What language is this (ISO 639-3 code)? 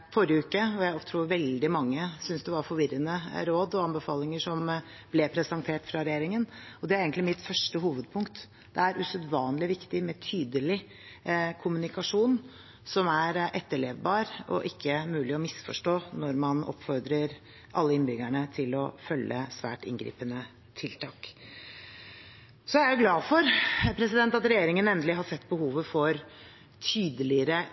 nob